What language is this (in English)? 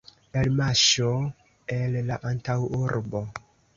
Esperanto